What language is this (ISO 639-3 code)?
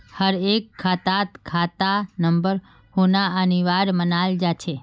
mag